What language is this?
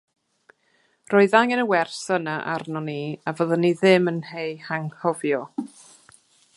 Welsh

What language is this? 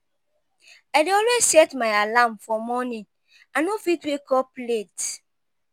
Nigerian Pidgin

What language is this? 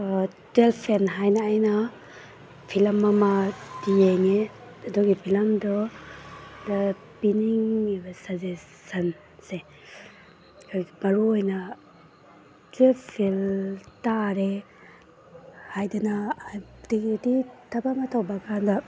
Manipuri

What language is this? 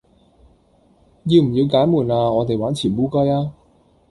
Cantonese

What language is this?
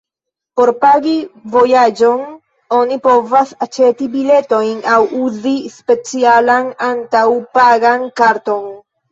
Esperanto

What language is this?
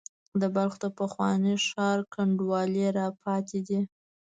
Pashto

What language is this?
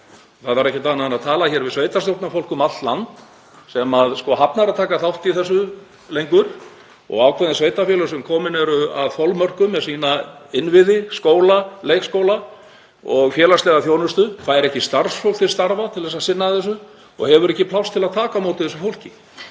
Icelandic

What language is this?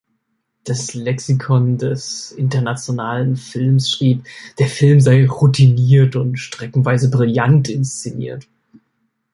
German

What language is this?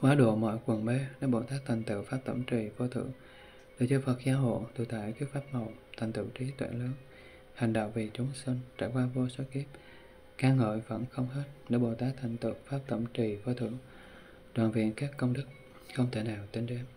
Vietnamese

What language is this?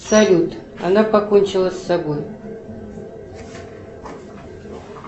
Russian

